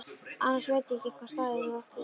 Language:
Icelandic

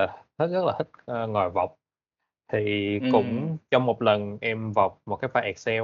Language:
Vietnamese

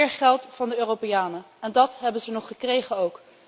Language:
Dutch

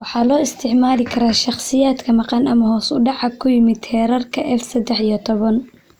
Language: Somali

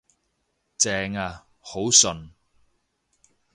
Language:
Cantonese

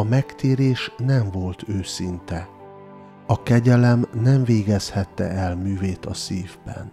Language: Hungarian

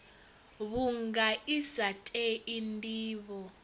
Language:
Venda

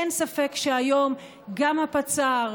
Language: Hebrew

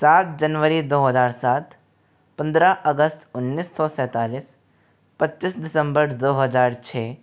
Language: Hindi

